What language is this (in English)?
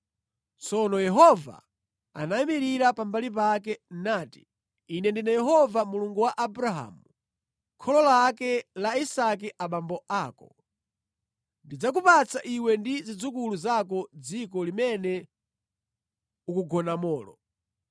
Nyanja